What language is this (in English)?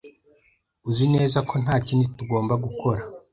Kinyarwanda